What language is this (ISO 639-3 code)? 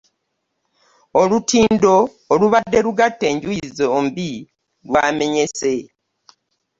lug